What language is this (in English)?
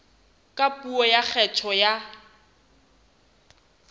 Southern Sotho